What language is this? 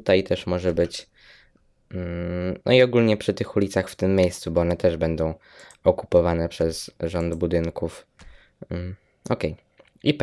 Polish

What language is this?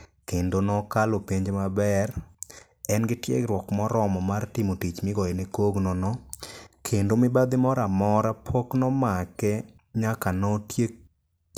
Luo (Kenya and Tanzania)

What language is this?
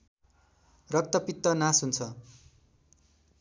Nepali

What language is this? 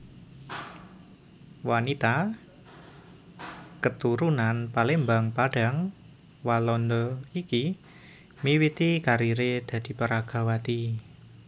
Javanese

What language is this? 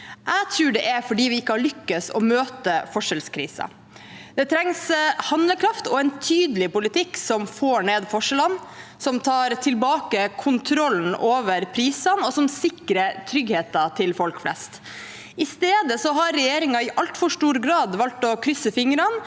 Norwegian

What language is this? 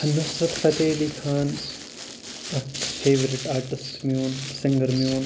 Kashmiri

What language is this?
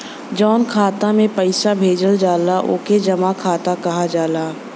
Bhojpuri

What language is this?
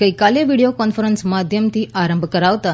Gujarati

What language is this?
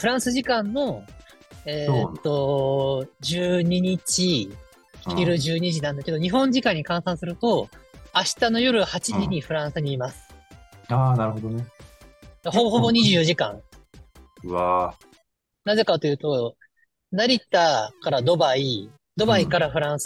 Japanese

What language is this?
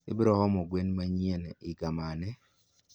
Luo (Kenya and Tanzania)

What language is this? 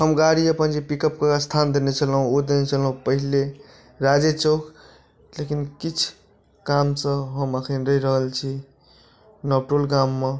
Maithili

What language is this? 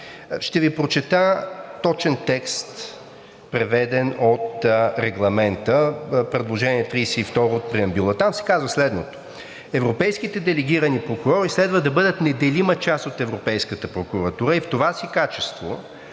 Bulgarian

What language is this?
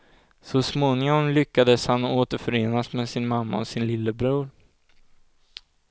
Swedish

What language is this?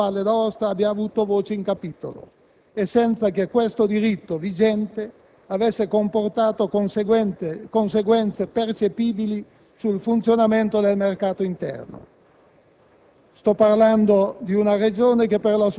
Italian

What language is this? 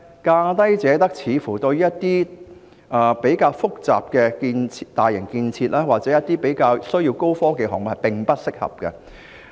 Cantonese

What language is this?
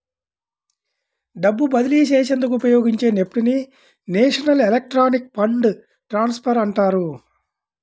Telugu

